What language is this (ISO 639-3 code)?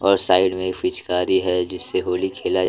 hin